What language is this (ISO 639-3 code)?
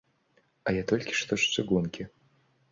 bel